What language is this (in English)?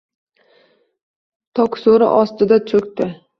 Uzbek